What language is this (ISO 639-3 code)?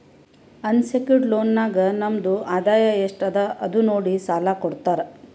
kan